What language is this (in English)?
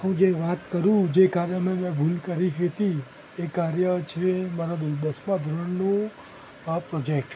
Gujarati